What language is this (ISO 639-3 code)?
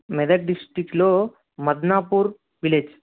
tel